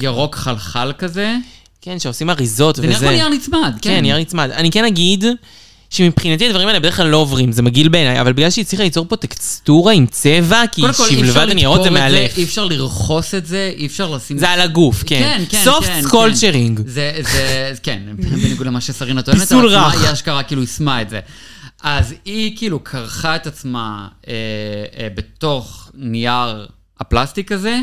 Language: Hebrew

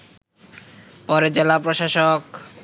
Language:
Bangla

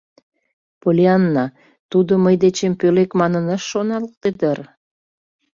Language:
Mari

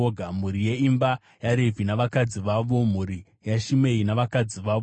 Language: Shona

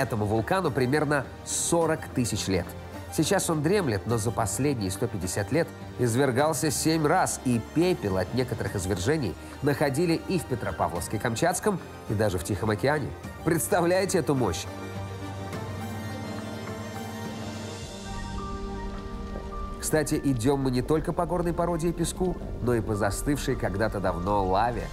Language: Russian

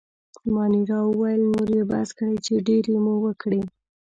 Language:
Pashto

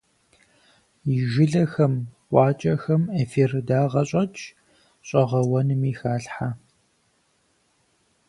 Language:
Kabardian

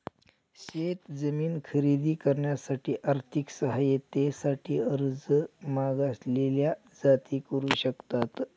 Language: Marathi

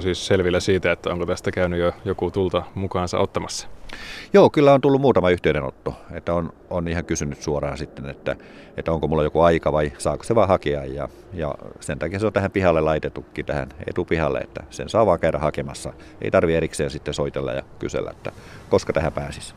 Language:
Finnish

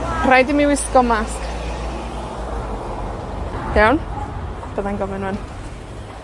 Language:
Welsh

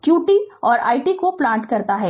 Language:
Hindi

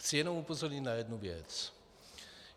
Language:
Czech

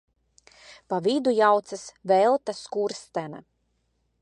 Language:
Latvian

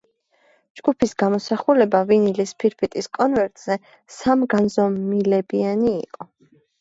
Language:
Georgian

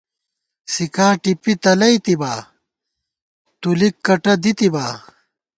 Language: Gawar-Bati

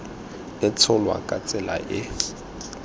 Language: Tswana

